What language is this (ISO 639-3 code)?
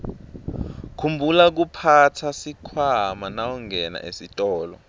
ssw